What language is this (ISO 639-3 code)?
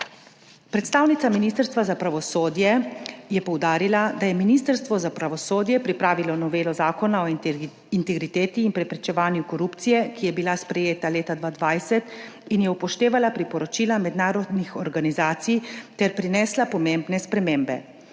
slv